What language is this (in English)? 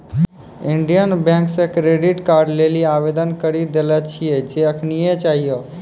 Maithili